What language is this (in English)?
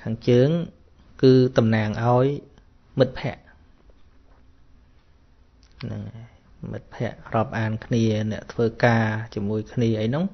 Vietnamese